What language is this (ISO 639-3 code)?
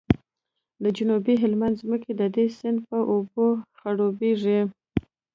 pus